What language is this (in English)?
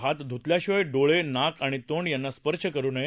Marathi